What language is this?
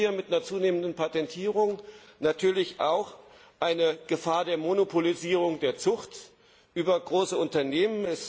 German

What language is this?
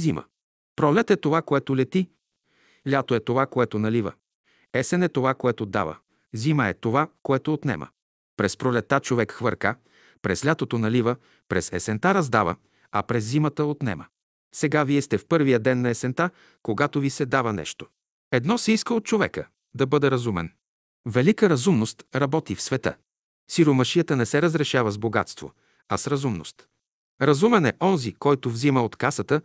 Bulgarian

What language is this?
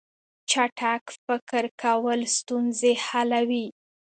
Pashto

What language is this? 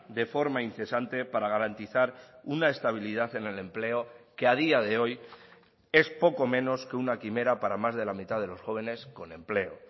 Spanish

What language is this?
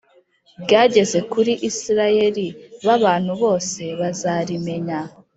Kinyarwanda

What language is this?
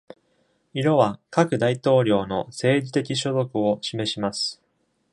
Japanese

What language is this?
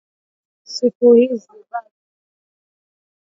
Swahili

